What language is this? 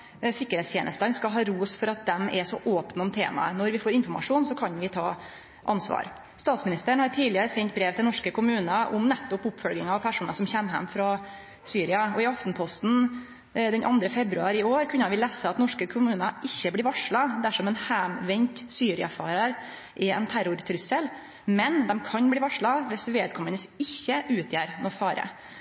Norwegian Nynorsk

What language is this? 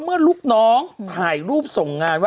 Thai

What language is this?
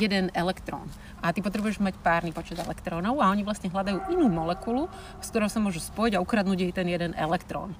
Slovak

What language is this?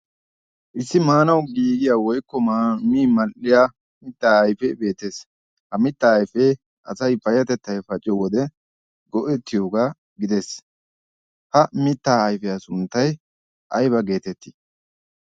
Wolaytta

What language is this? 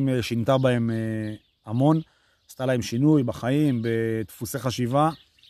Hebrew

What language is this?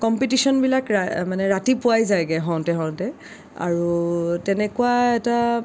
Assamese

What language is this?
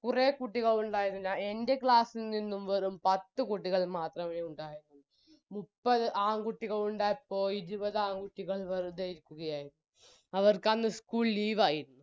Malayalam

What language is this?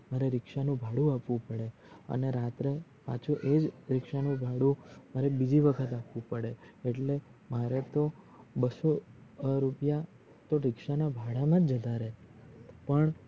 Gujarati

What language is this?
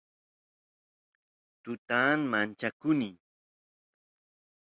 Santiago del Estero Quichua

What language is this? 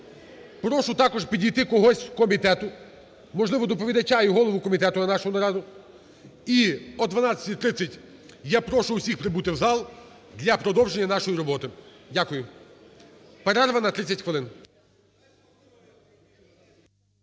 Ukrainian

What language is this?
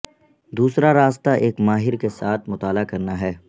Urdu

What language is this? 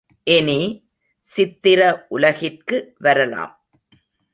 Tamil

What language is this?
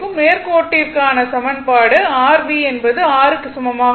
Tamil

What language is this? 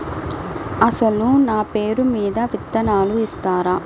Telugu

